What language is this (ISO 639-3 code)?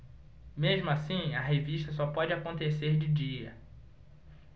por